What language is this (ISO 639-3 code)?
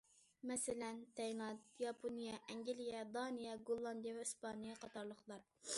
uig